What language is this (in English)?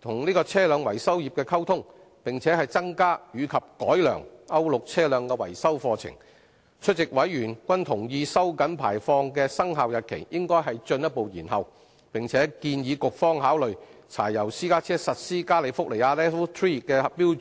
Cantonese